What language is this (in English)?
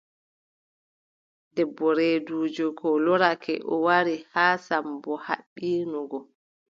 Adamawa Fulfulde